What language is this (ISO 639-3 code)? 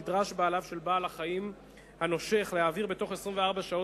heb